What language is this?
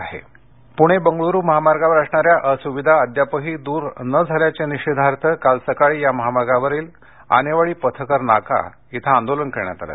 Marathi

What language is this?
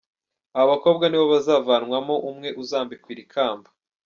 Kinyarwanda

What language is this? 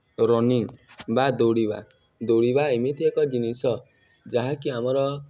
Odia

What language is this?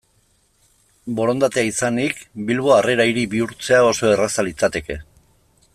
Basque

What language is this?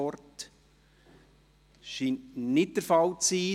Swiss German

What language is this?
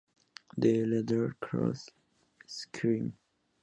Spanish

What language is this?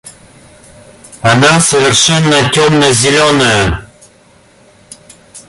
Russian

